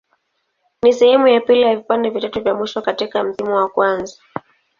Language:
Swahili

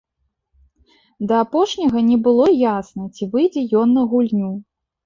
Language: Belarusian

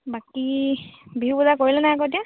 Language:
Assamese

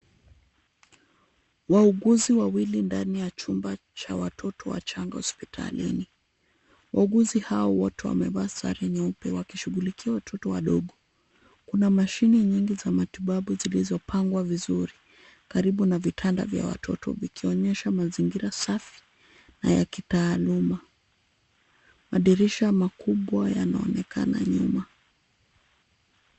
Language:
Swahili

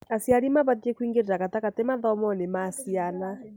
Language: Kikuyu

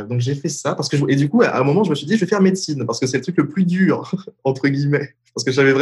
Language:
French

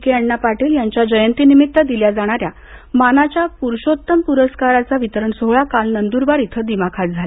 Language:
Marathi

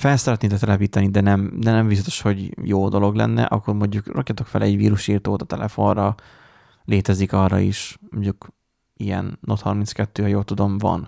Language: Hungarian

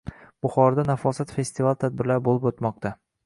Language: Uzbek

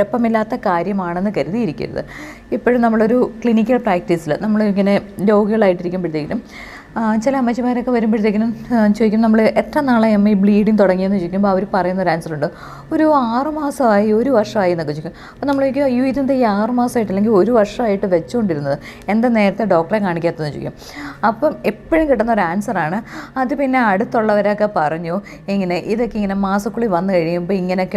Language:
Malayalam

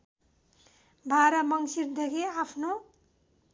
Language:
Nepali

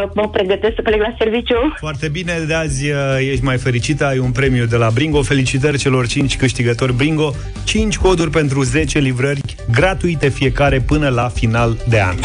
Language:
Romanian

